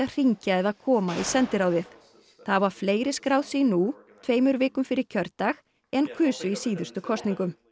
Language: Icelandic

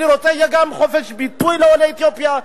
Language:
Hebrew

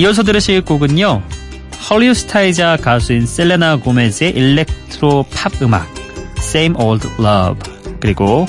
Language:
Korean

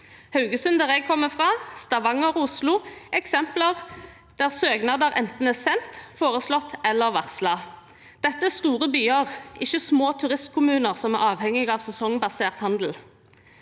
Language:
Norwegian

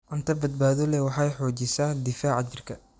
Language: Somali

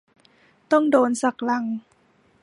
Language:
Thai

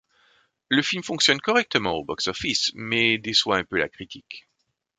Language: French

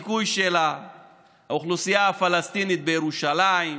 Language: Hebrew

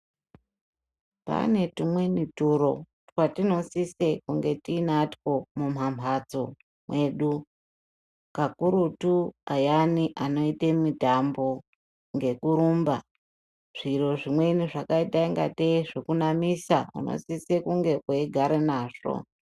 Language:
Ndau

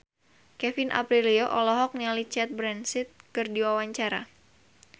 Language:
Sundanese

